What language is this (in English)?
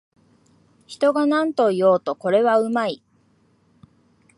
Japanese